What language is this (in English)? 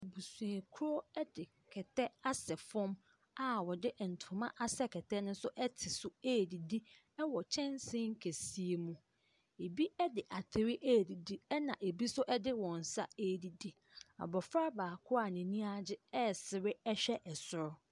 Akan